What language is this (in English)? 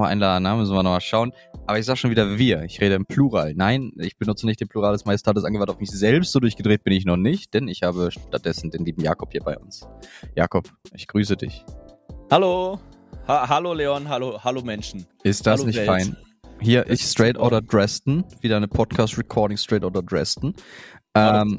German